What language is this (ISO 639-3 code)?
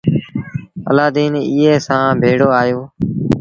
sbn